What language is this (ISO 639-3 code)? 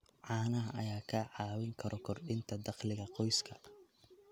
som